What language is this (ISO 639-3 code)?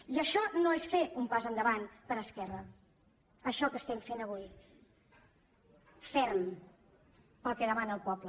cat